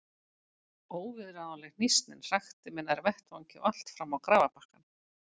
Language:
Icelandic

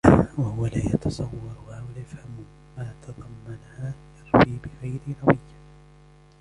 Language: Arabic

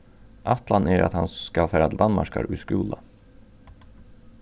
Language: Faroese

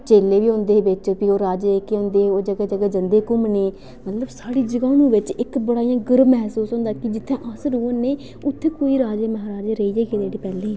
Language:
Dogri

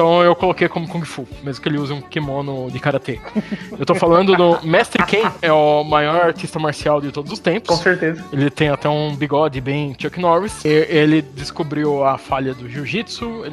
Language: Portuguese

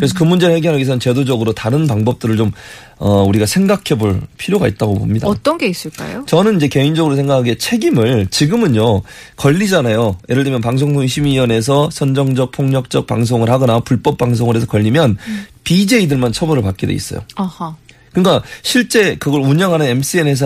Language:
Korean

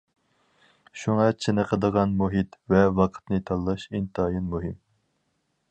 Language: Uyghur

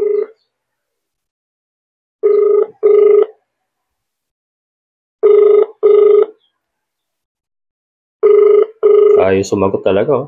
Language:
Filipino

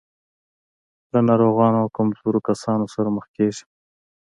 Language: Pashto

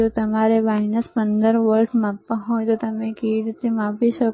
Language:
Gujarati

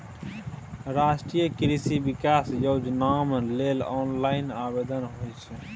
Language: Maithili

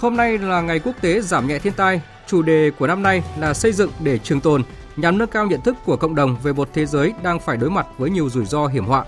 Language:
Vietnamese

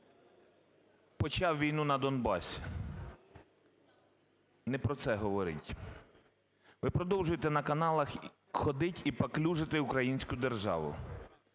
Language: Ukrainian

